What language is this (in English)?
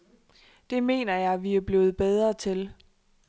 Danish